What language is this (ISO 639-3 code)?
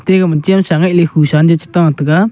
nnp